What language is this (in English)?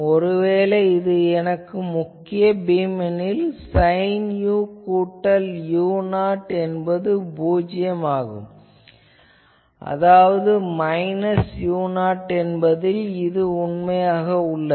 Tamil